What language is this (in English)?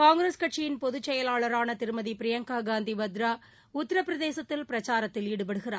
Tamil